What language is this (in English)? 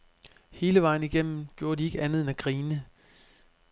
Danish